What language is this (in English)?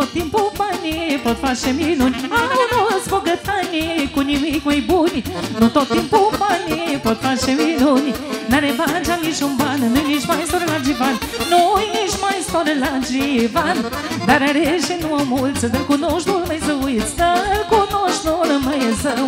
Romanian